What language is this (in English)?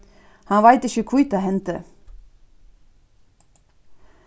Faroese